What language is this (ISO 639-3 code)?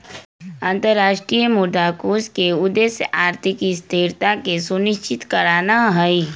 mag